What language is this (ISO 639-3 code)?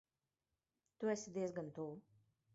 lav